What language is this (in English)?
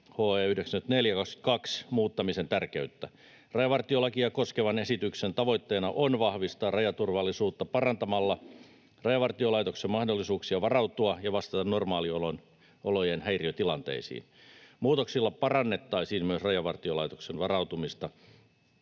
Finnish